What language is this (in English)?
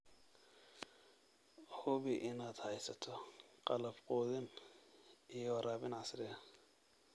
Somali